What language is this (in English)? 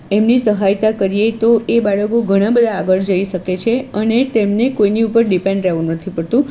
Gujarati